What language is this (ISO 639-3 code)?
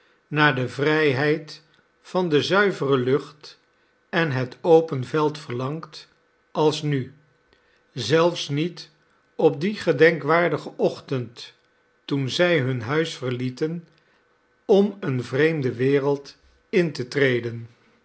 nld